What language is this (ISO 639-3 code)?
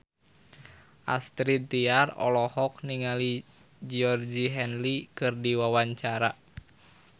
sun